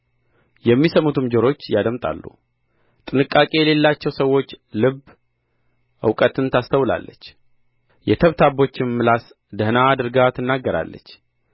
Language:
Amharic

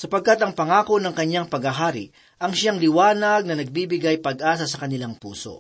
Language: Filipino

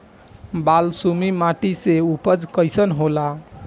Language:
Bhojpuri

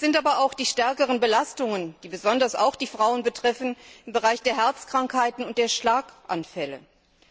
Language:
German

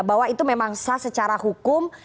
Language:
Indonesian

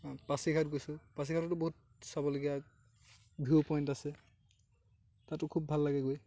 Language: Assamese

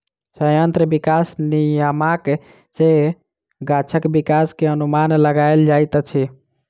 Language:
Maithili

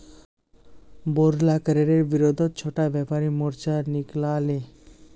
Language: Magahi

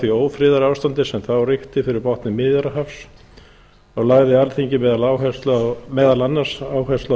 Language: Icelandic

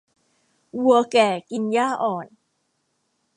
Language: Thai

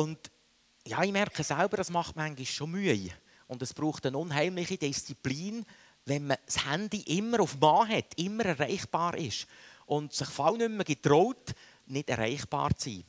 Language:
German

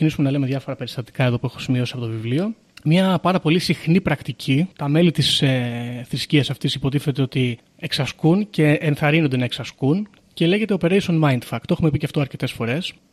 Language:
Greek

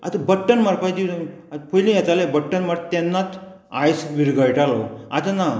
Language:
Konkani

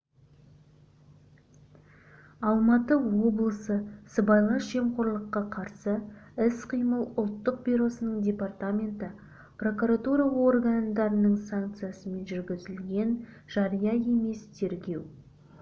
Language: Kazakh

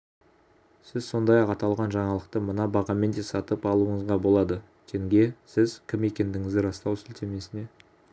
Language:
Kazakh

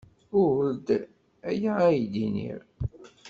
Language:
Kabyle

